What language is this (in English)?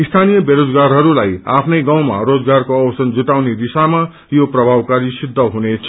Nepali